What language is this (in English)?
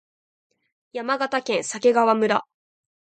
Japanese